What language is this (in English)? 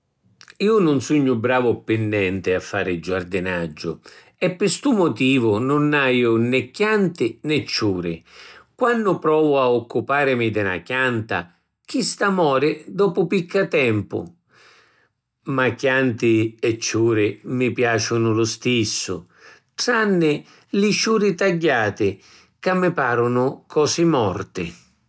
Sicilian